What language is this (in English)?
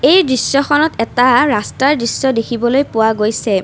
Assamese